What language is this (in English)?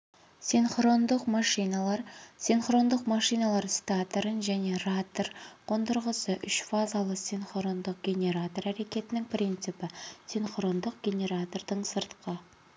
Kazakh